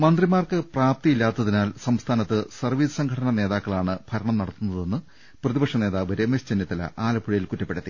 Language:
Malayalam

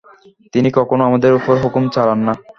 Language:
Bangla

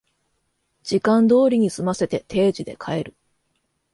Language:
Japanese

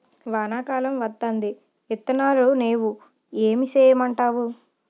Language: Telugu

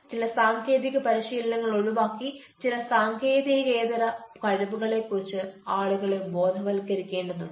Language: Malayalam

